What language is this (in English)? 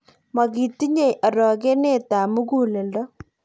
Kalenjin